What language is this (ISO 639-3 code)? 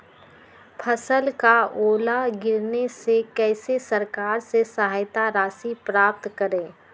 mag